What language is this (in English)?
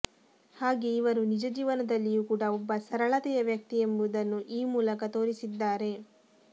Kannada